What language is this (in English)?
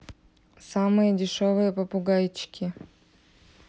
Russian